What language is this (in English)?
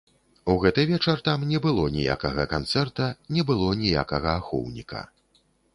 Belarusian